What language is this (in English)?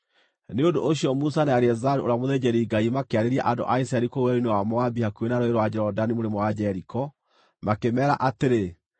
Kikuyu